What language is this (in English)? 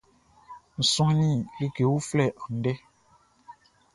Baoulé